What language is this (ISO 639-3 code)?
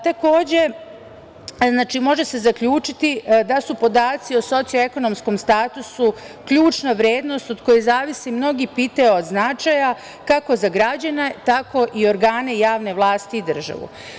srp